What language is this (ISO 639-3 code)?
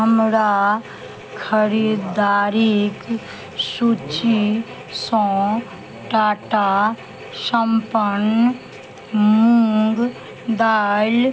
mai